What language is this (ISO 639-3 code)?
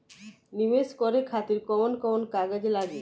bho